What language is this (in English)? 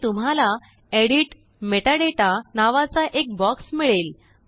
Marathi